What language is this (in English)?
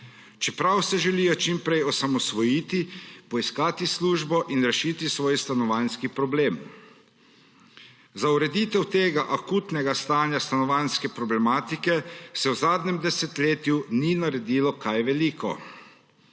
Slovenian